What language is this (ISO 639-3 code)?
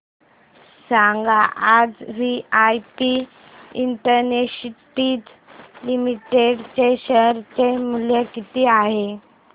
mar